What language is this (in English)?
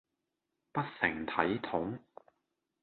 Cantonese